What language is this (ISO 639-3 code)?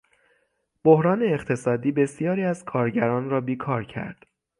fas